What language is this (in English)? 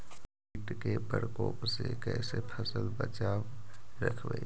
Magahi